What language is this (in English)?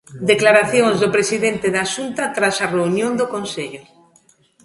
Galician